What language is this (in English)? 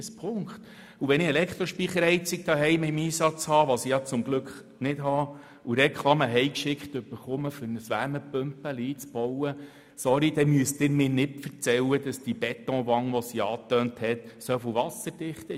Swiss German